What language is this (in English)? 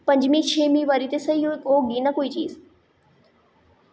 Dogri